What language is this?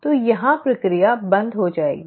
Hindi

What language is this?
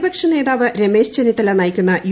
Malayalam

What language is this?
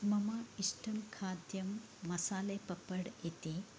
Sanskrit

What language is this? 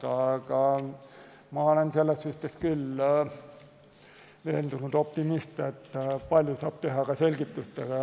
Estonian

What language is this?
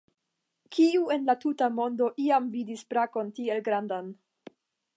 Esperanto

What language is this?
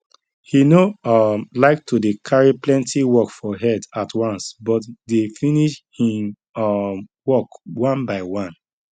Nigerian Pidgin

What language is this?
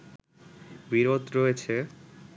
Bangla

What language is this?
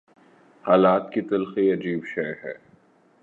Urdu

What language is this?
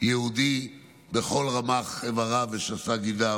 Hebrew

